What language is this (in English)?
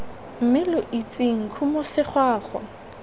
Tswana